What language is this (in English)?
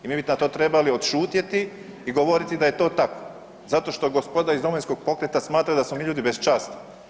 Croatian